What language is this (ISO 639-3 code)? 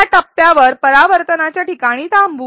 mar